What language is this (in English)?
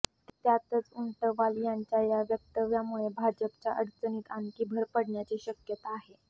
Marathi